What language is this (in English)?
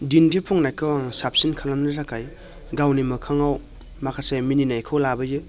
Bodo